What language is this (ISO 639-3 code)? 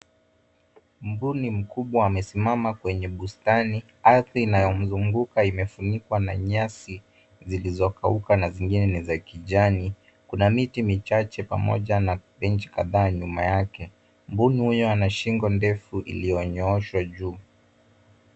swa